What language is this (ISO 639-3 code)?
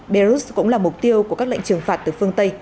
vie